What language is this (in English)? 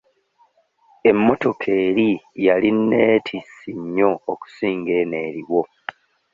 Ganda